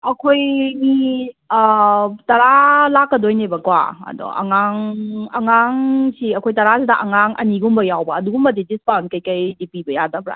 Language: Manipuri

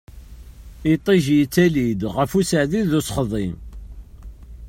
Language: Kabyle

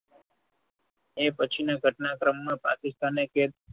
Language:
Gujarati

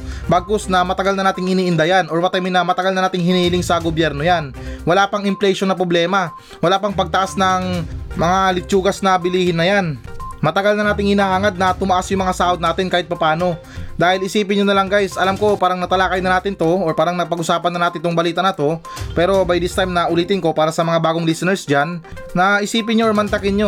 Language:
Filipino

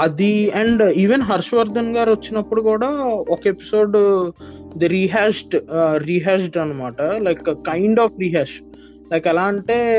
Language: Telugu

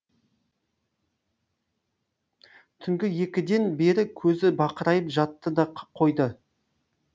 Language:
Kazakh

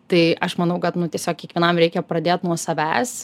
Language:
Lithuanian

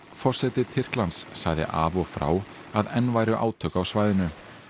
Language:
Icelandic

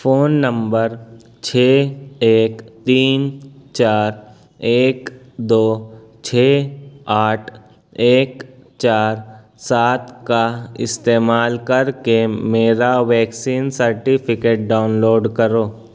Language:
Urdu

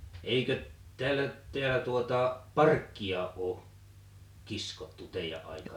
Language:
Finnish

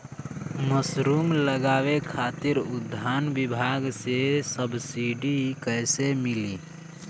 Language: Bhojpuri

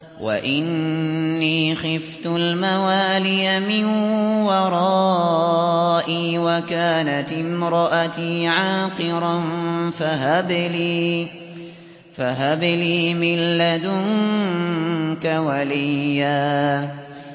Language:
Arabic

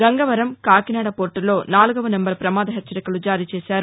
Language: Telugu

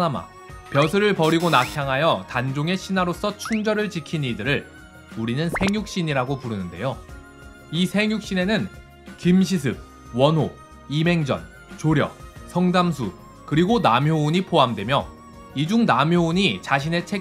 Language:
Korean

